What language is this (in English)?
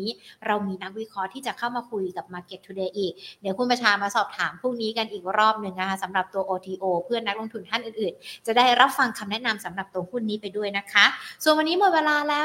Thai